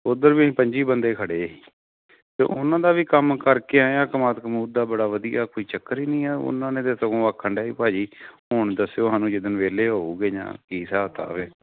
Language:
Punjabi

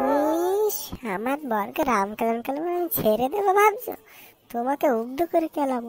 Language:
Turkish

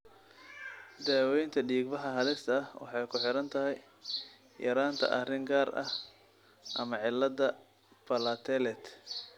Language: Somali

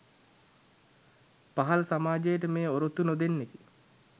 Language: Sinhala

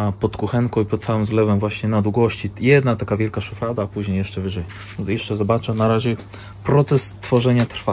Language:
Polish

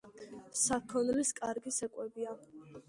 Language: Georgian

